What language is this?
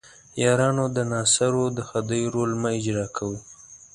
Pashto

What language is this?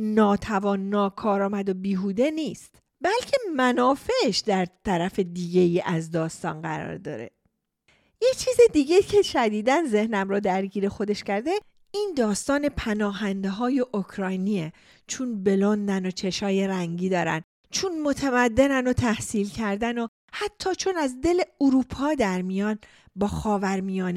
Persian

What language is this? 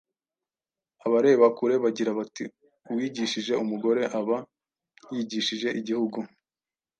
Kinyarwanda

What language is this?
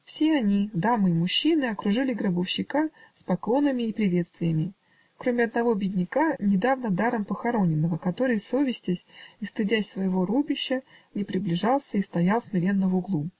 Russian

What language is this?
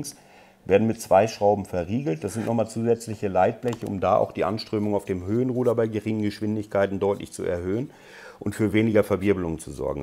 German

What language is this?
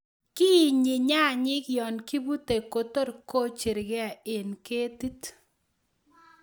Kalenjin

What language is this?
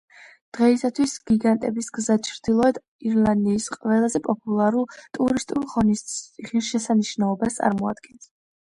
Georgian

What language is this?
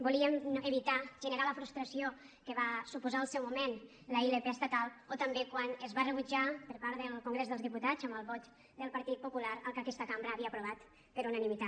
Catalan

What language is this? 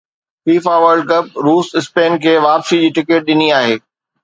Sindhi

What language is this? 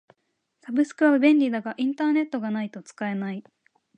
Japanese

